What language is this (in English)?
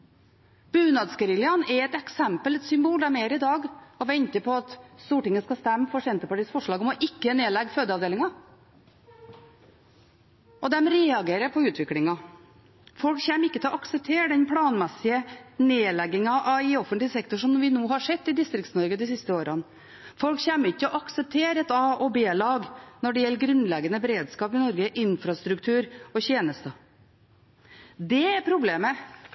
Norwegian Bokmål